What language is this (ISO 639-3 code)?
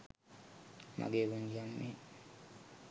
sin